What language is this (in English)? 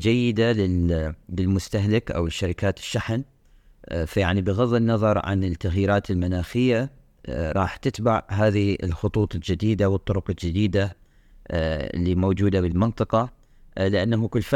Arabic